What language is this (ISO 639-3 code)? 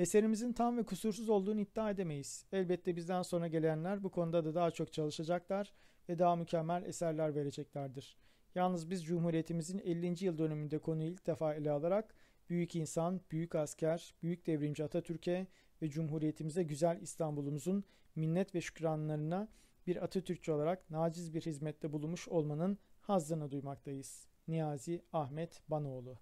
tur